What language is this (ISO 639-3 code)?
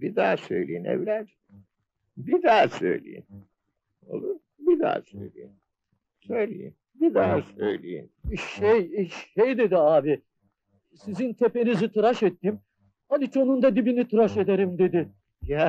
tur